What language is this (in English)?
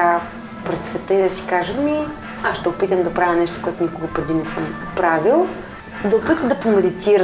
Bulgarian